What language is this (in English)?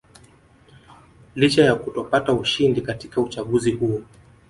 Swahili